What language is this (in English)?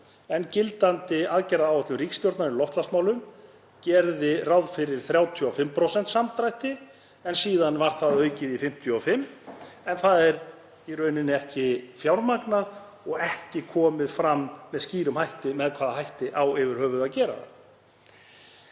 Icelandic